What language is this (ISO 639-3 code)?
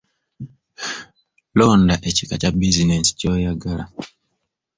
lug